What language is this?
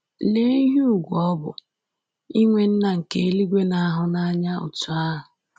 Igbo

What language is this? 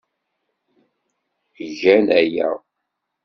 Kabyle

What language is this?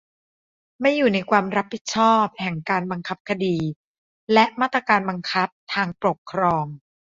Thai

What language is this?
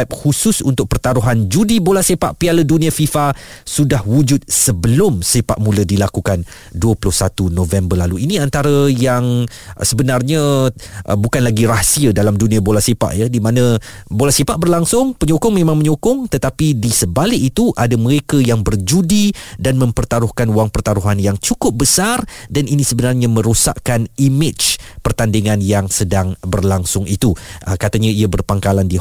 Malay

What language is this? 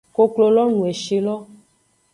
Aja (Benin)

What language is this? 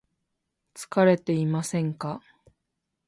Japanese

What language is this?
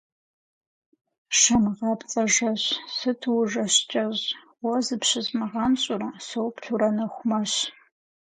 Kabardian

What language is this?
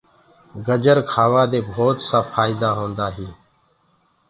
Gurgula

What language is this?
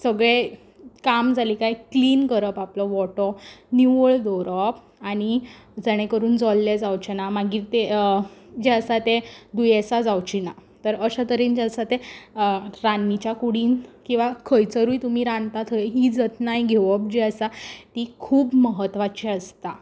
Konkani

